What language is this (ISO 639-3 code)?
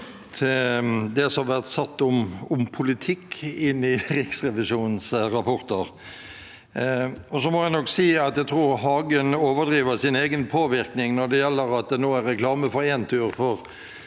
nor